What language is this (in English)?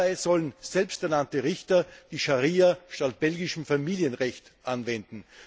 German